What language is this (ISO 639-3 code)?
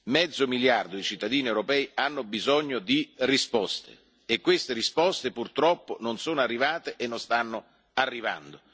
ita